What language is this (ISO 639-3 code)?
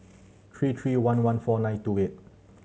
eng